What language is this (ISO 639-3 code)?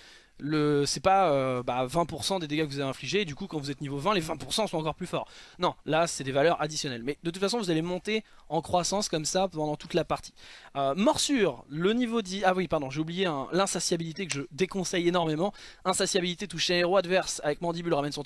fra